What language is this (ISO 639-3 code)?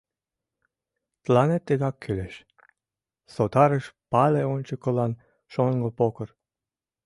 chm